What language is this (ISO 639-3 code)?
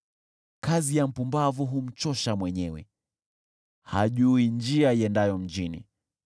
swa